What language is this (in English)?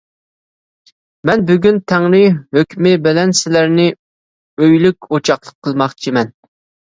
Uyghur